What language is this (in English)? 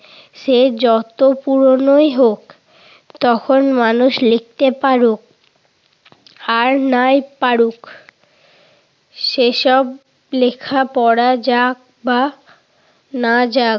Bangla